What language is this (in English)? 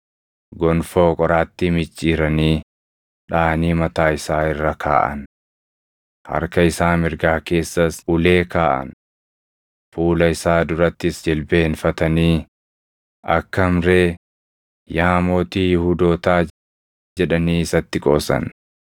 Oromo